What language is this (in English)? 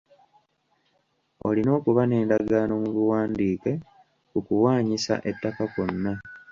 Ganda